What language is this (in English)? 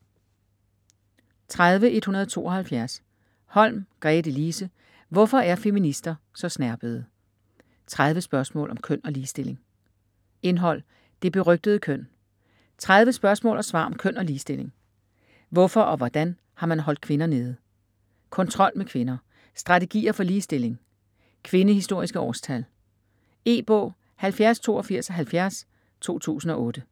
Danish